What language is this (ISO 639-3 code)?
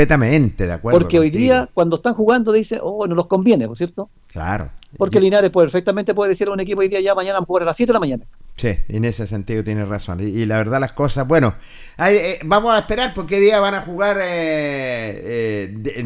spa